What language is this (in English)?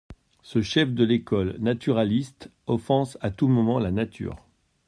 French